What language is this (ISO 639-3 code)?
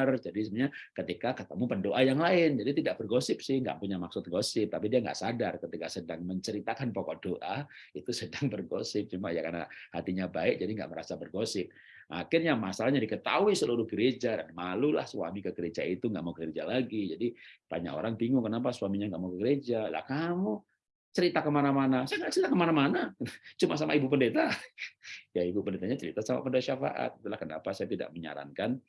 ind